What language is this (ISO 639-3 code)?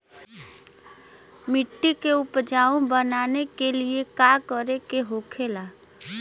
bho